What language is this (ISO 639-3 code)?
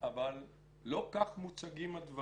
heb